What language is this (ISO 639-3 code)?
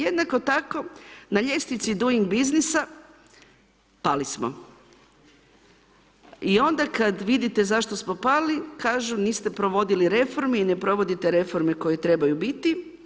hrv